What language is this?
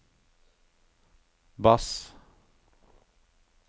Norwegian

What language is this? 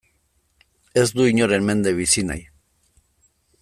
Basque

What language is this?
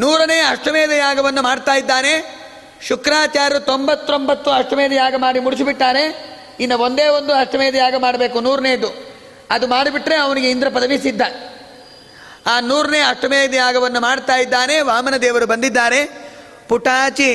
Kannada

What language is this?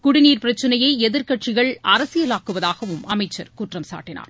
Tamil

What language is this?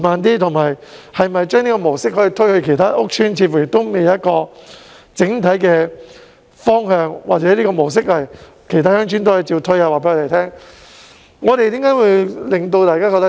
Cantonese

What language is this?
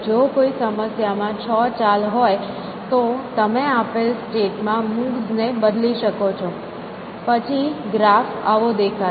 Gujarati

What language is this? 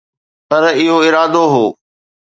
Sindhi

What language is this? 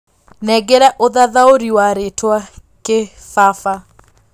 Kikuyu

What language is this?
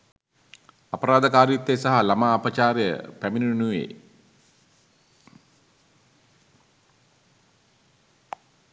Sinhala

